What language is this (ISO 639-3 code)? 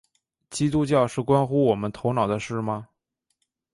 zho